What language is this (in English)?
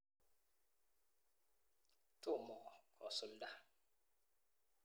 Kalenjin